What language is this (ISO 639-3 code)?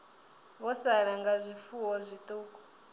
ven